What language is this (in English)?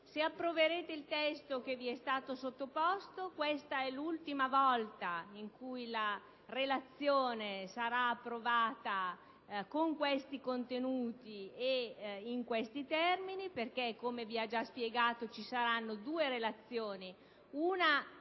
Italian